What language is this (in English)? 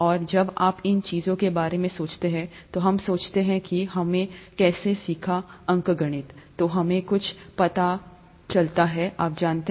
Hindi